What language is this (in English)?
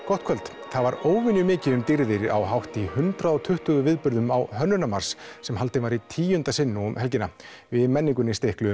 Icelandic